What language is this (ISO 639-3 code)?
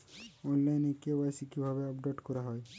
ben